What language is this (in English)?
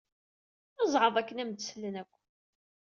Kabyle